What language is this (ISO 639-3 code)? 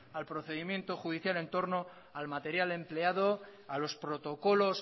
spa